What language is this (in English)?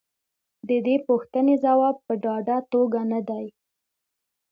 Pashto